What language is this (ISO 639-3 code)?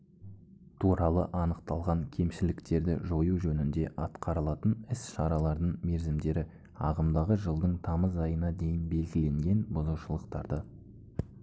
kaz